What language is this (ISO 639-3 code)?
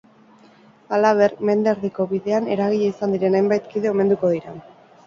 eus